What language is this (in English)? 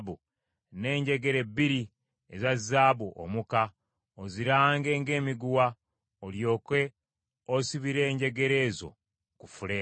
Ganda